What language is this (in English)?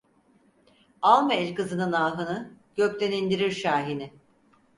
Turkish